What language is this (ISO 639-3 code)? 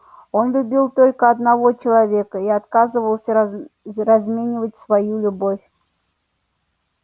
rus